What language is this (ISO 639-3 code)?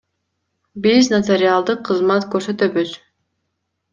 kir